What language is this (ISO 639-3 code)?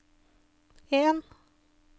nor